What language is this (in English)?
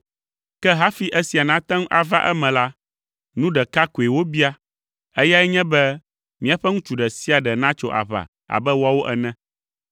Ewe